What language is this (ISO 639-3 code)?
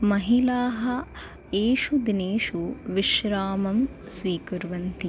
san